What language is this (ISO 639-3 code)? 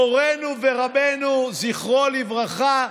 heb